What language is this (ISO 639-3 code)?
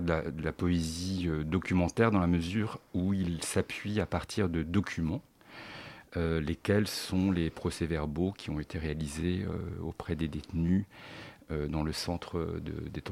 fra